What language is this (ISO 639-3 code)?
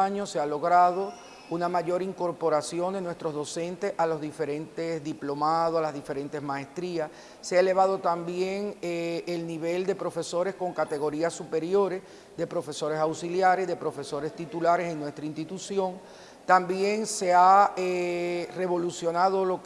spa